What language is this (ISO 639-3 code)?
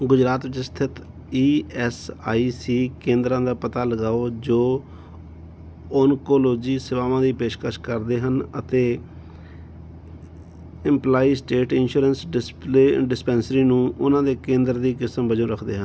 pan